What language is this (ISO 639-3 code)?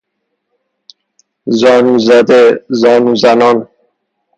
fas